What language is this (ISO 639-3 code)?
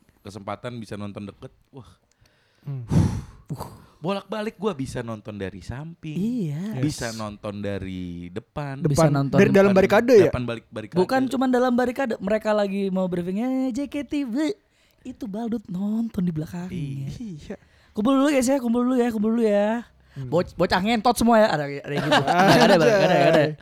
ind